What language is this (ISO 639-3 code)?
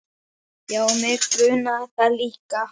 isl